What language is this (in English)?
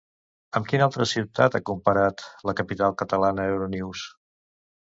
Catalan